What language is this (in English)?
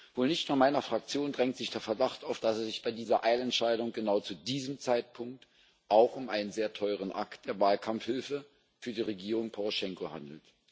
German